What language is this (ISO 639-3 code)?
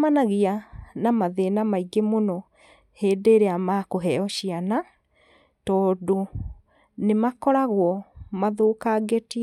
kik